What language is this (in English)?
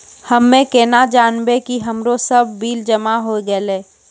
Maithili